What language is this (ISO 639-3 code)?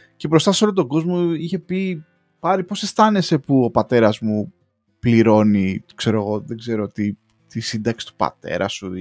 ell